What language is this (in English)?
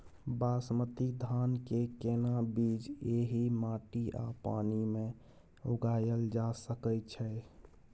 Maithili